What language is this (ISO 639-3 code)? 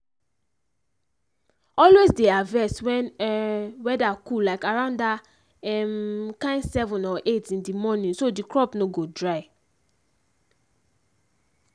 pcm